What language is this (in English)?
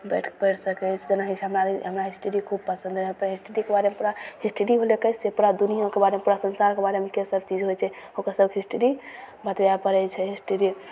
Maithili